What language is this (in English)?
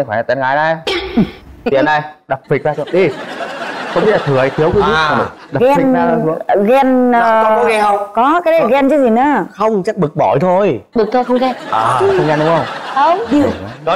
Vietnamese